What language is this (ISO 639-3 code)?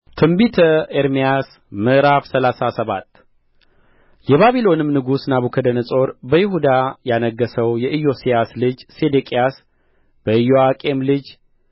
amh